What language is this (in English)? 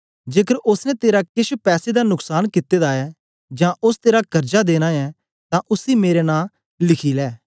Dogri